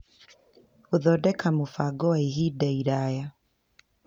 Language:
Kikuyu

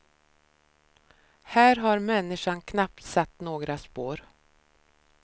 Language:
Swedish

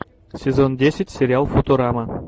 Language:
Russian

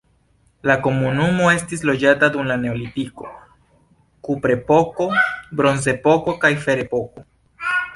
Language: Esperanto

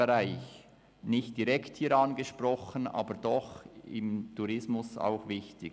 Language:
Swiss German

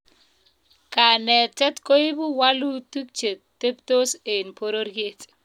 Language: Kalenjin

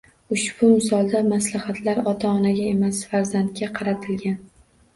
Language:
Uzbek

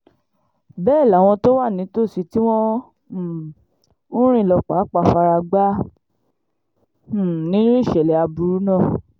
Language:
Yoruba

